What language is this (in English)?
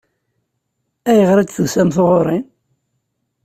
Kabyle